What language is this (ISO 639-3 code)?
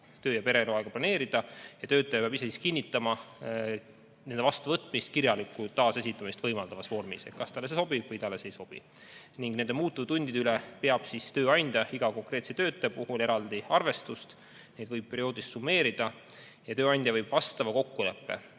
est